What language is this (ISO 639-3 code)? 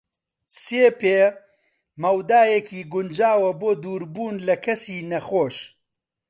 ckb